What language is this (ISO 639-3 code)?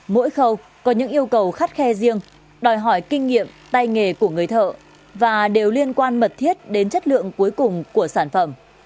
vie